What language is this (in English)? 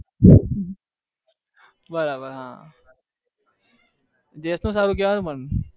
Gujarati